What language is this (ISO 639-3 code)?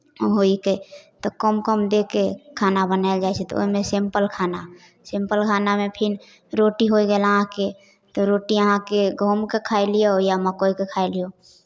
mai